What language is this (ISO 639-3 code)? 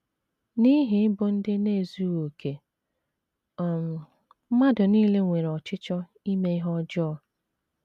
ibo